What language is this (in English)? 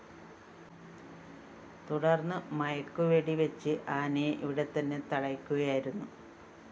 Malayalam